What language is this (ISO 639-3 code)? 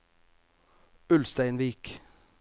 nor